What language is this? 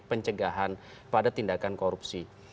Indonesian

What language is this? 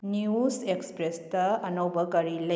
Manipuri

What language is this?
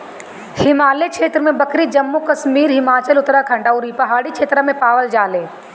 Bhojpuri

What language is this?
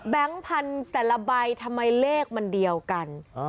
Thai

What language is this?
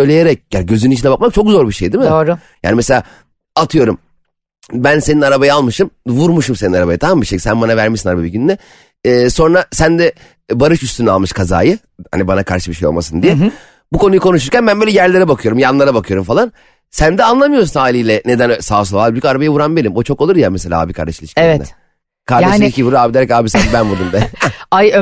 Turkish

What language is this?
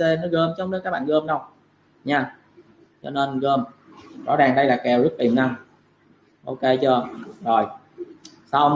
Vietnamese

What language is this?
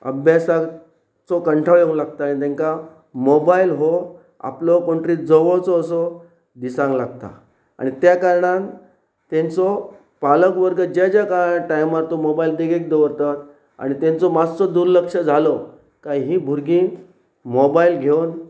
Konkani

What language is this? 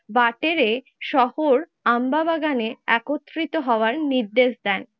Bangla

